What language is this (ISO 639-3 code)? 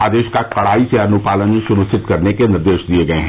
hin